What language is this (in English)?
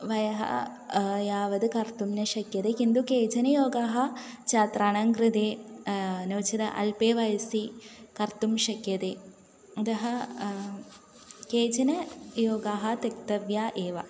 Sanskrit